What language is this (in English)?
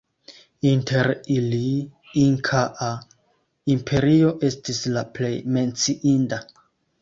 Esperanto